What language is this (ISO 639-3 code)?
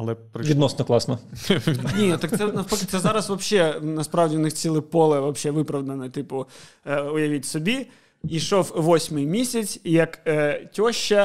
ukr